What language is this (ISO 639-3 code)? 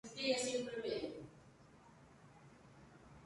spa